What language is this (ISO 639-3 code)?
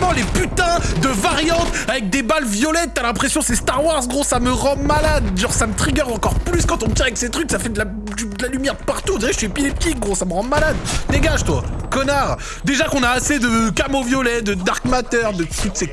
fra